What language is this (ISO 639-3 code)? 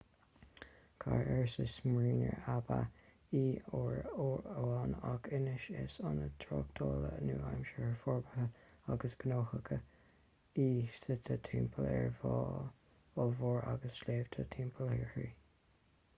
gle